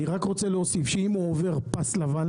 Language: Hebrew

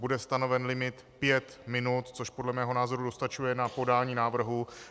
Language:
Czech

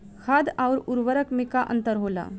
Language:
Bhojpuri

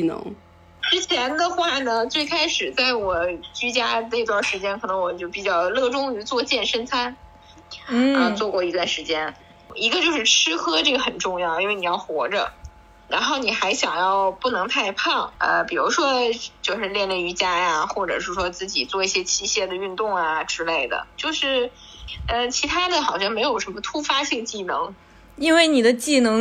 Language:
Chinese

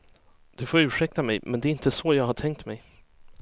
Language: Swedish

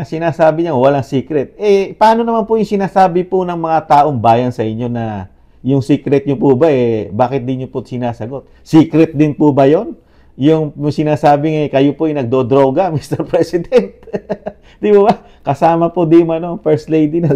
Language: Filipino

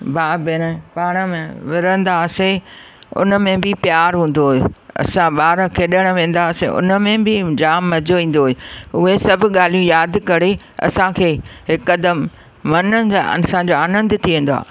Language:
Sindhi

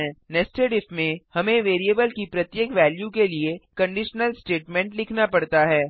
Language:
Hindi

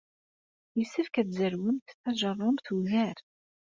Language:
Kabyle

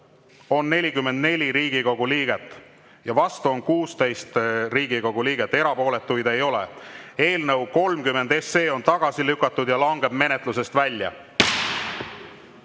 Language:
Estonian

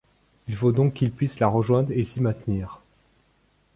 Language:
French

